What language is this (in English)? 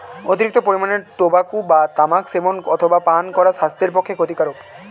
Bangla